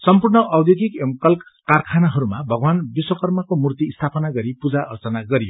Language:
Nepali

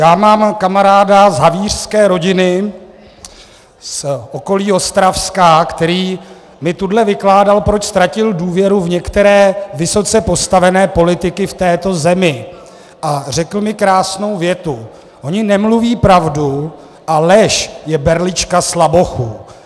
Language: Czech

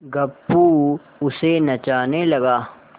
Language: Hindi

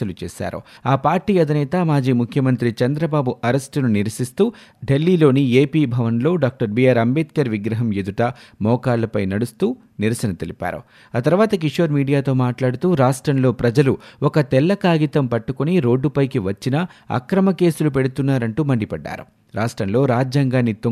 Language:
Telugu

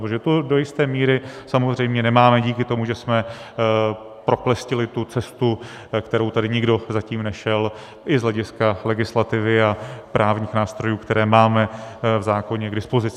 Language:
Czech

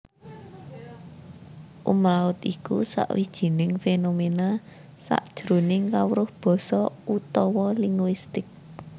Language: Javanese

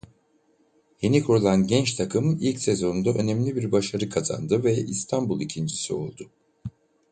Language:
Turkish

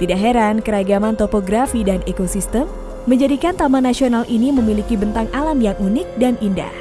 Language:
Indonesian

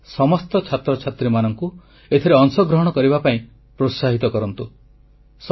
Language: Odia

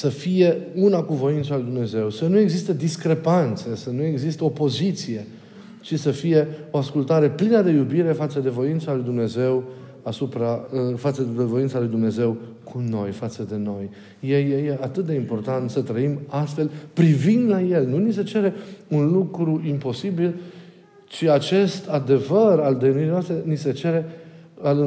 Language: Romanian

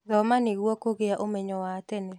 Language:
Kikuyu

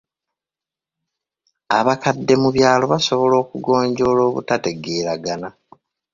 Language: Ganda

